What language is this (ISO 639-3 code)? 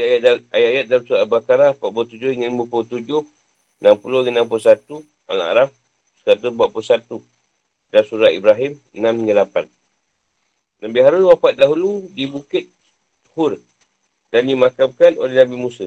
msa